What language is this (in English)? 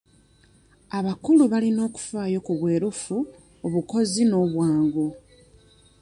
Ganda